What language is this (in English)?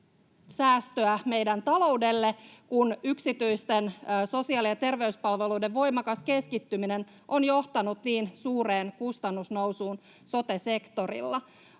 Finnish